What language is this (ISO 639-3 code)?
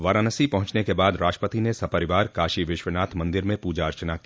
hin